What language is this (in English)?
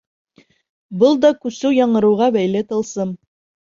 Bashkir